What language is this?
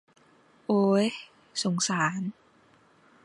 Thai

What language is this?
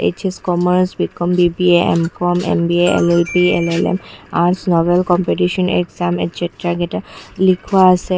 Assamese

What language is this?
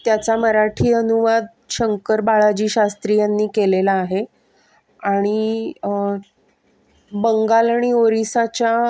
Marathi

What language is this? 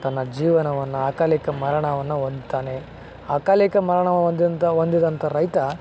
Kannada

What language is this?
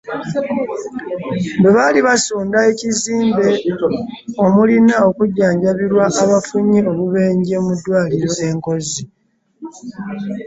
Ganda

